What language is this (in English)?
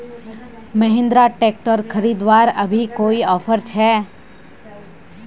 Magahi